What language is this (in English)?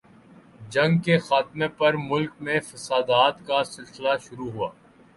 Urdu